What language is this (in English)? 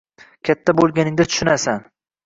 Uzbek